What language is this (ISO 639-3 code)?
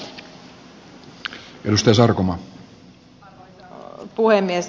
fin